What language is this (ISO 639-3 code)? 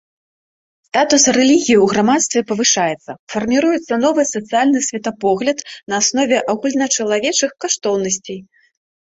bel